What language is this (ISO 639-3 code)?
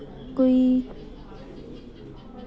doi